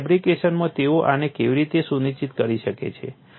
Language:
Gujarati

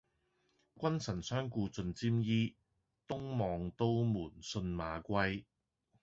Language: Cantonese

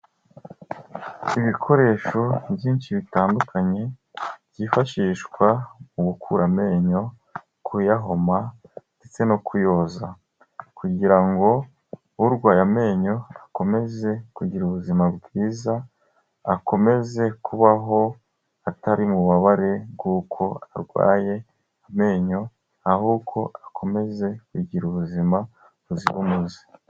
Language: Kinyarwanda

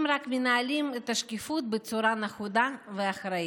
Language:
Hebrew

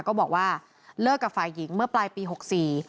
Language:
Thai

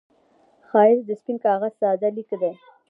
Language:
Pashto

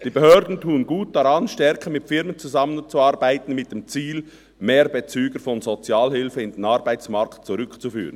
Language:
Swiss German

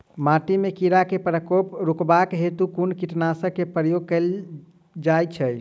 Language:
Maithili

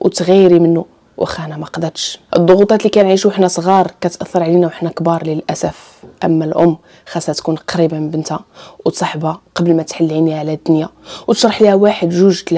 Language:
Arabic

